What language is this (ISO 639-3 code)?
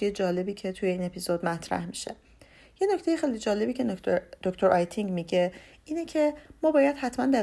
fas